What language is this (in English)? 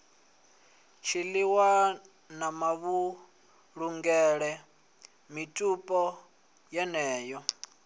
Venda